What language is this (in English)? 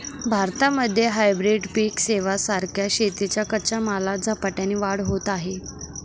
Marathi